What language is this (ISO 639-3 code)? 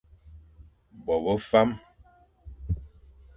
fan